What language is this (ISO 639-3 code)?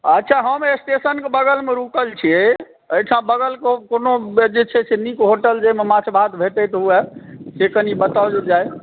mai